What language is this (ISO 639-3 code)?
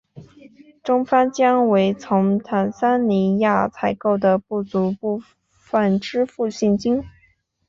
zho